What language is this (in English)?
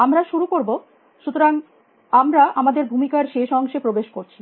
Bangla